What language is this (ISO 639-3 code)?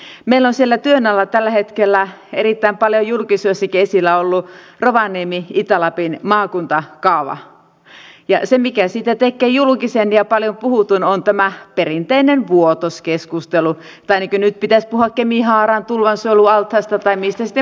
fin